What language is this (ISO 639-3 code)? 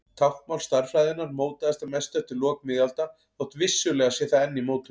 isl